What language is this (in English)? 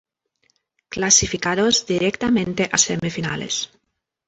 Spanish